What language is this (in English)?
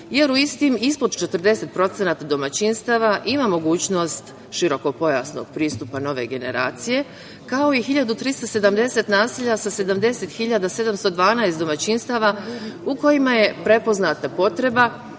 Serbian